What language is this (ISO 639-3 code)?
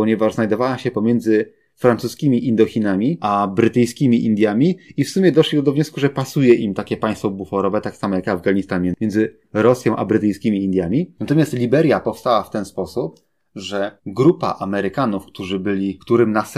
pol